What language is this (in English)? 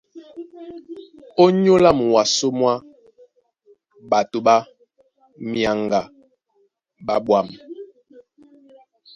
Duala